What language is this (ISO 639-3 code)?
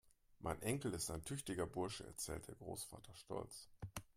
deu